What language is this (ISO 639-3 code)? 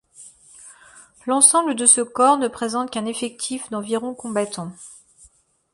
fra